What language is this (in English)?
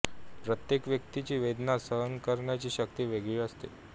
Marathi